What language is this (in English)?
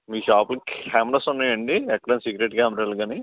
Telugu